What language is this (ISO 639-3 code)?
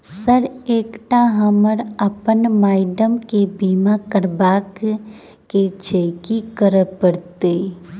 mai